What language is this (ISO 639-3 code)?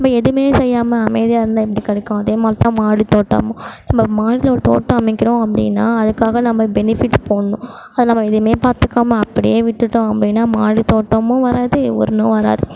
tam